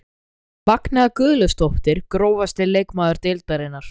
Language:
Icelandic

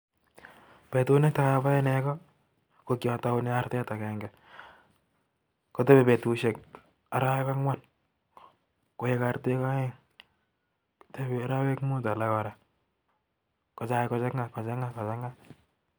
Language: Kalenjin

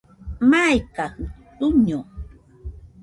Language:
Nüpode Huitoto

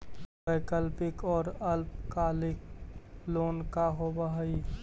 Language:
Magahi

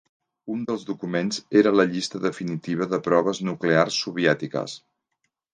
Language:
Catalan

